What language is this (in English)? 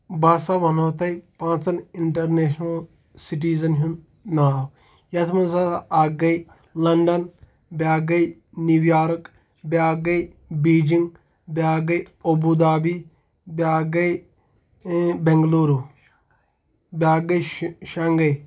Kashmiri